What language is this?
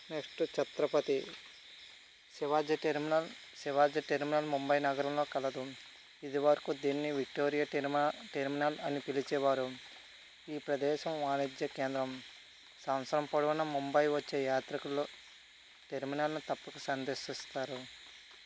Telugu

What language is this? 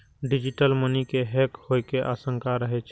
Maithili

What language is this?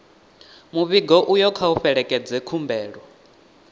Venda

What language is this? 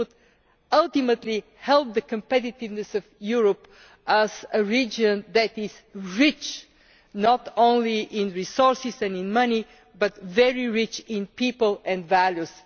English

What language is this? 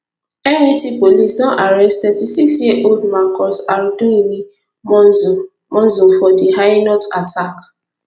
Nigerian Pidgin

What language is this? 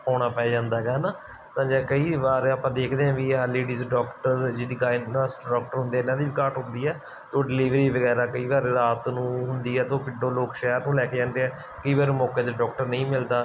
Punjabi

